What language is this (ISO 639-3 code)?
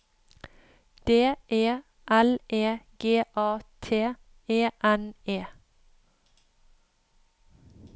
nor